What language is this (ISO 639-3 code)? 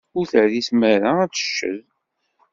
kab